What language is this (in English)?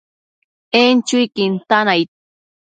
Matsés